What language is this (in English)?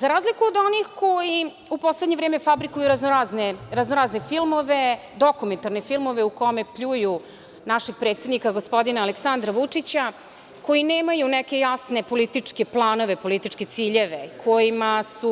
Serbian